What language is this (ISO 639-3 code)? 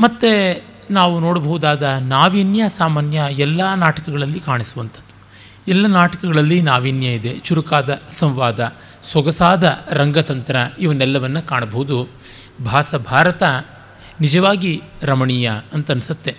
kan